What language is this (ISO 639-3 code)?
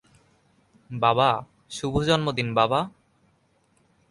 ben